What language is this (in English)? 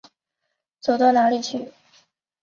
Chinese